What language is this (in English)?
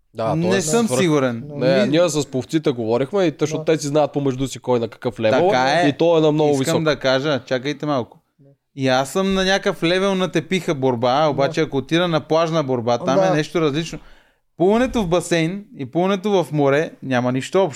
Bulgarian